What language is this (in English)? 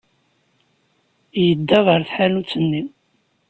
Kabyle